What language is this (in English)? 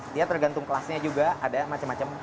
Indonesian